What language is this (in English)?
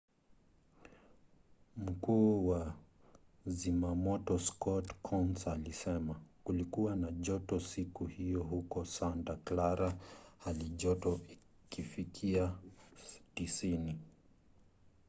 Swahili